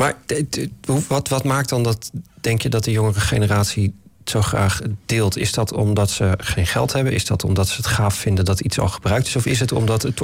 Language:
Dutch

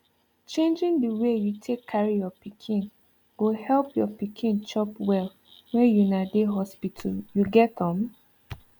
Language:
Nigerian Pidgin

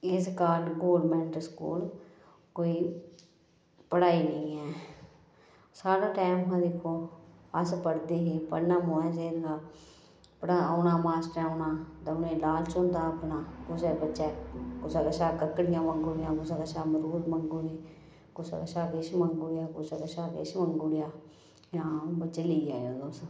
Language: Dogri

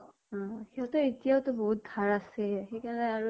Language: Assamese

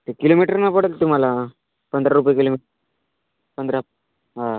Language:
Marathi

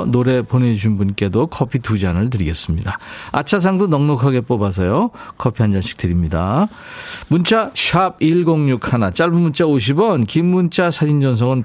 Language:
Korean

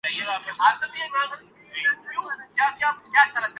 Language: Urdu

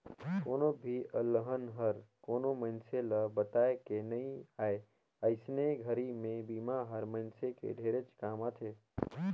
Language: Chhattisgarhi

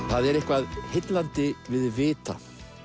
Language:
Icelandic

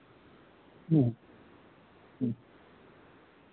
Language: Santali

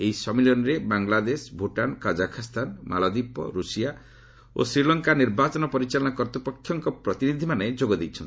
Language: Odia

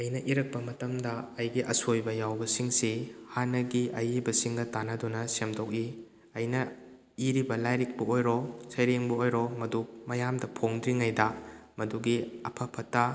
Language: Manipuri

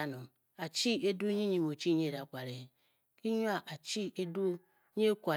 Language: Bokyi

